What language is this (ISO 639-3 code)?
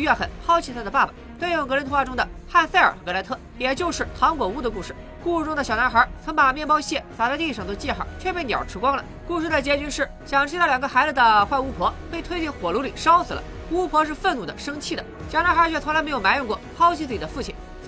zho